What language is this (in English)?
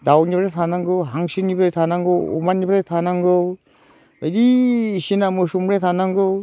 Bodo